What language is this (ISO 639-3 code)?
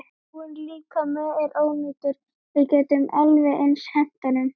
isl